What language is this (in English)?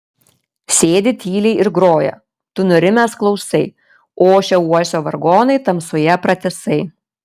Lithuanian